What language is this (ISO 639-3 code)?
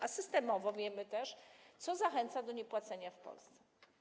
pol